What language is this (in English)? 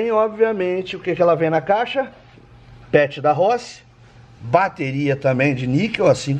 Portuguese